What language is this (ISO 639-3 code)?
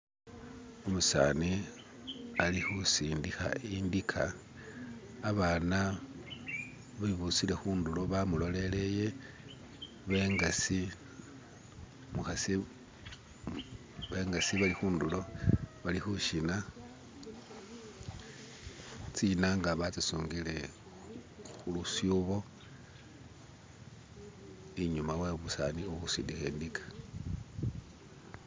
myx